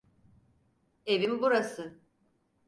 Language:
Turkish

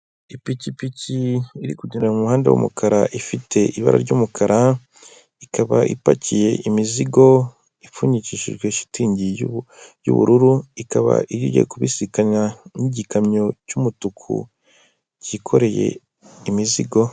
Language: Kinyarwanda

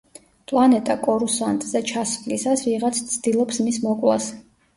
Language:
Georgian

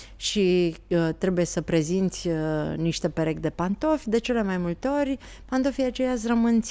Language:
Romanian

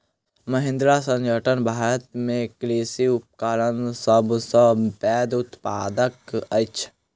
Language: Maithili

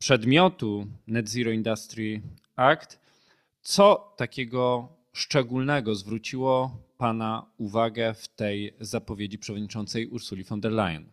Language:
Polish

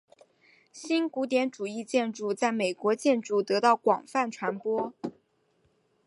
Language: Chinese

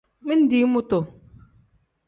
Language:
Tem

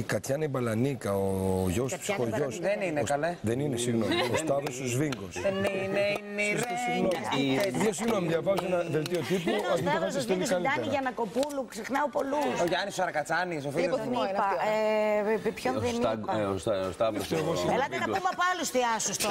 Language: Greek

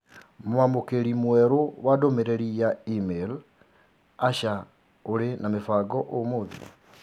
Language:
Kikuyu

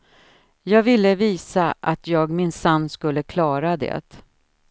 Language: Swedish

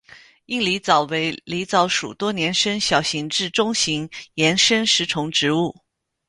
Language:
Chinese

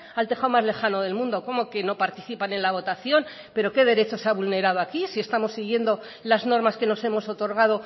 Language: Spanish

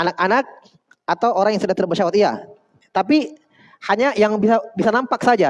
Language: Indonesian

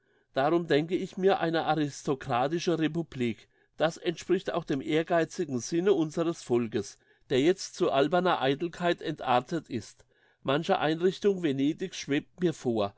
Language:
German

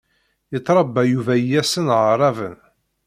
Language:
Kabyle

